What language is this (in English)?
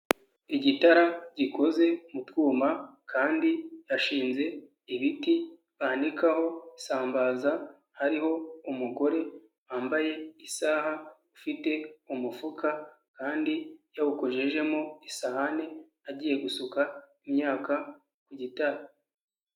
Kinyarwanda